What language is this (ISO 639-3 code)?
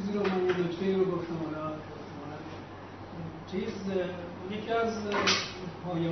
fas